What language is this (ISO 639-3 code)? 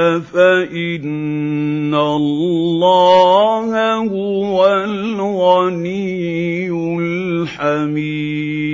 ara